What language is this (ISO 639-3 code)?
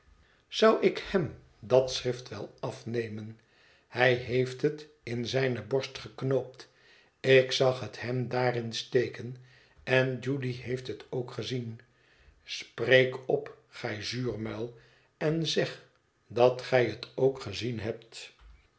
nld